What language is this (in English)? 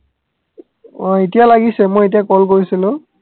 Assamese